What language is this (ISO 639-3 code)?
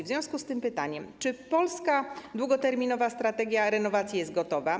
pol